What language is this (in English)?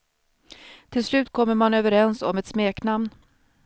Swedish